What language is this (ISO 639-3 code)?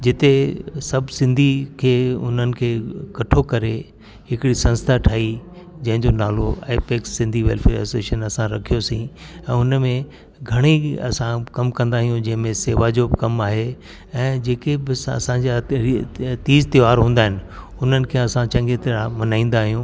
snd